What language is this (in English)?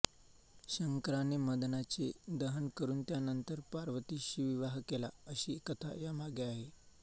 Marathi